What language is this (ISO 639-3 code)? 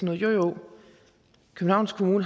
dan